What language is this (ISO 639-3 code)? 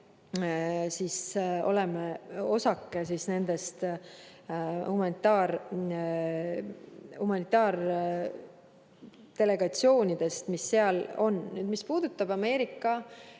est